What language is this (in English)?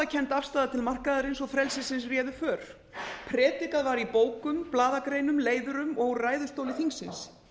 Icelandic